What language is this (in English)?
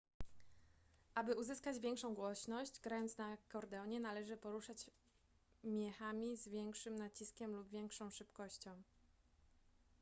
Polish